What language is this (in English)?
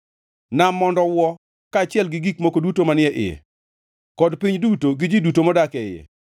Luo (Kenya and Tanzania)